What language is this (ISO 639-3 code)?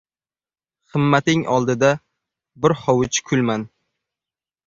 uzb